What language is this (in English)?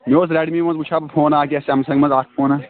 Kashmiri